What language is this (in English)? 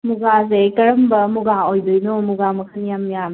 Manipuri